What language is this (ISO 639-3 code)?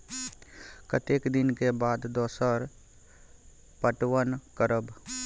mai